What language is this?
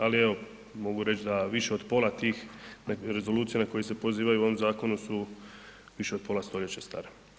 Croatian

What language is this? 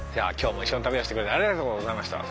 Japanese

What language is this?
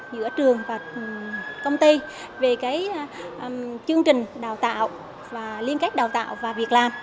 Vietnamese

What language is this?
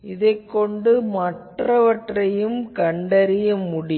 Tamil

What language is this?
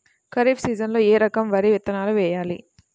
Telugu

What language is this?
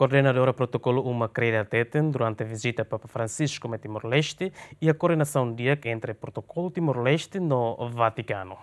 Portuguese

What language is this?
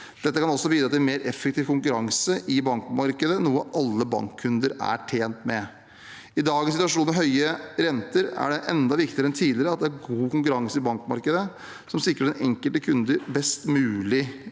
Norwegian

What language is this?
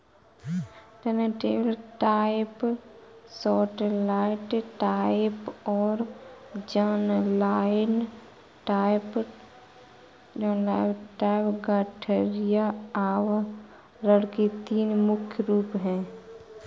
Hindi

